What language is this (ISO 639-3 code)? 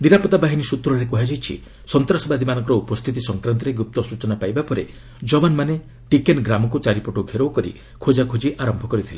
ori